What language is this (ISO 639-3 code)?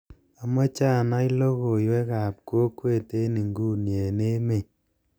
kln